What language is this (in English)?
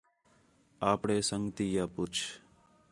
Khetrani